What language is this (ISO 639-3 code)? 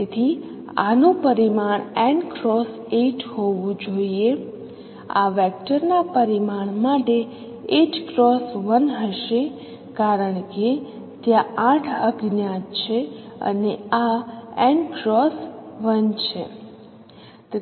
guj